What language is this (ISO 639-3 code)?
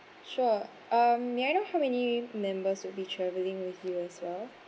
eng